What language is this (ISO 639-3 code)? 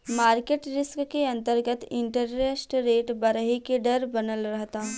bho